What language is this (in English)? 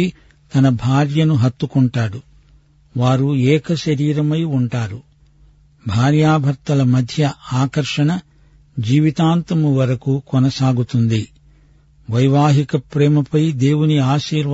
Telugu